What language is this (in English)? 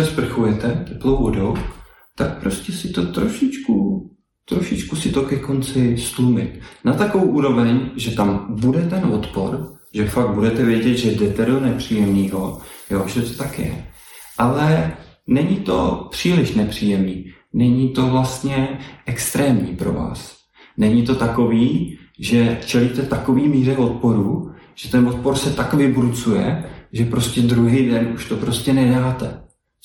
Czech